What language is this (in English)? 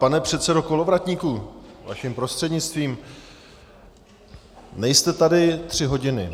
Czech